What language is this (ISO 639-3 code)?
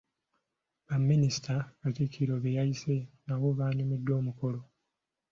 lug